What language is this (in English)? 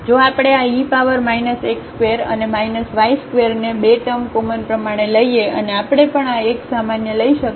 Gujarati